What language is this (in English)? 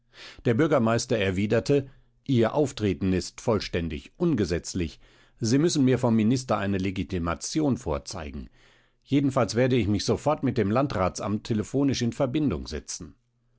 German